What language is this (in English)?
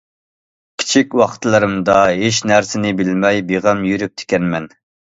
Uyghur